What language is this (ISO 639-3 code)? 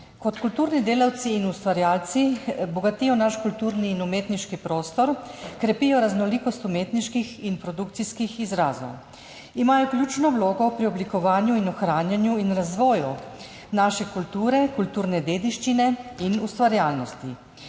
slv